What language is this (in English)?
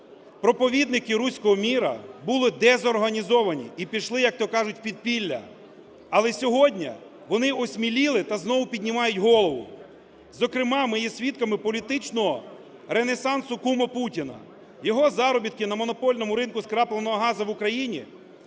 Ukrainian